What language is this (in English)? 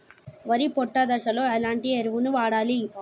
Telugu